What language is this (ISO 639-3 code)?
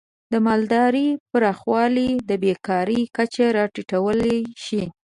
pus